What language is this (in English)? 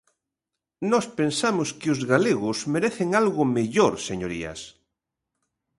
Galician